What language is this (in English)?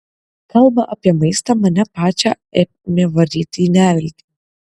Lithuanian